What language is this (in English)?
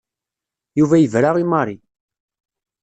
Kabyle